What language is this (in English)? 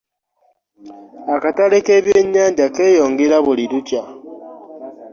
Ganda